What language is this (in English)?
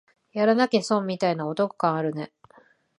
Japanese